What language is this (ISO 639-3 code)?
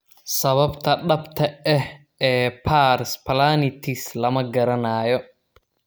som